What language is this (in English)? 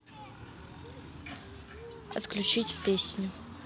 Russian